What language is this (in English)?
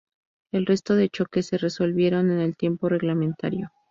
Spanish